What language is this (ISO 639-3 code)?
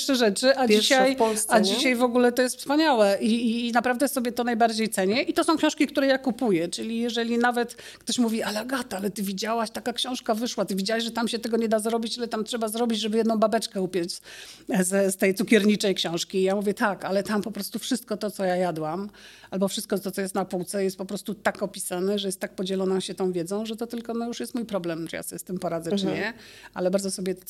pol